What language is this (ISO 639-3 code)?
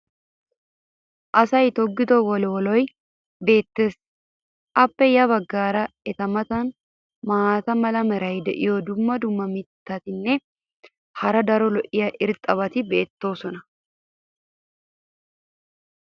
wal